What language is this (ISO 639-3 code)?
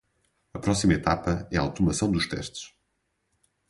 por